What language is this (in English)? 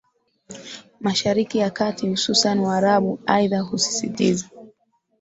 Swahili